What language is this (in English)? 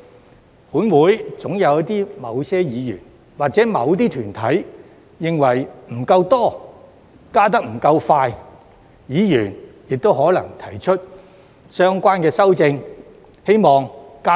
Cantonese